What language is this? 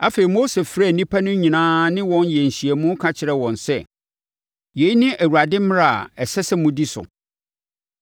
Akan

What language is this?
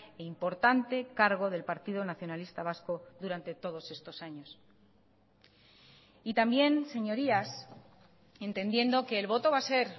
Spanish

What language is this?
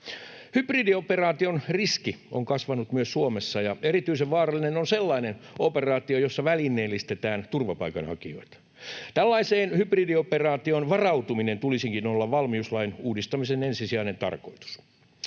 Finnish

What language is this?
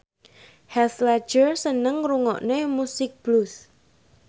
Javanese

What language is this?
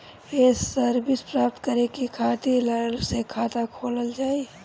Bhojpuri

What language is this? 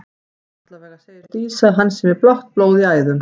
Icelandic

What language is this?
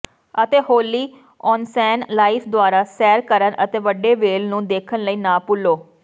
Punjabi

